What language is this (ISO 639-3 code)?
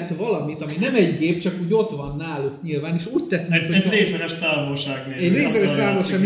hun